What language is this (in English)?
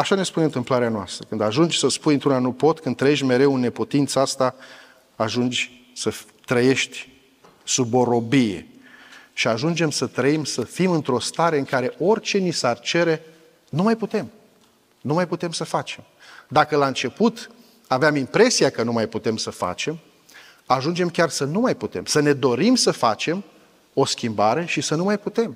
Romanian